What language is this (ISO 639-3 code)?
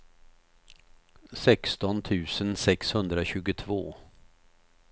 swe